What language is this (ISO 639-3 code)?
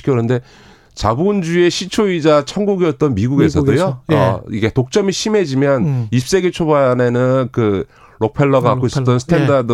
kor